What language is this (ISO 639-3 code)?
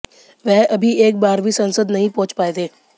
hin